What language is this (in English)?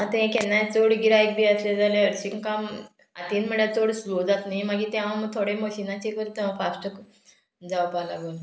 Konkani